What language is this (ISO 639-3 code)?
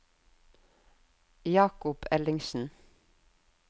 nor